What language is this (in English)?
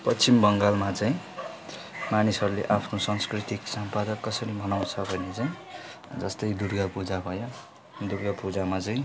Nepali